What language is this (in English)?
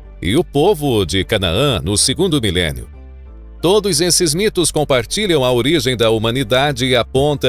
Portuguese